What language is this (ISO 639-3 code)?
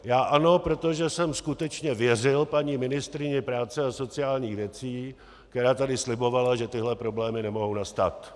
ces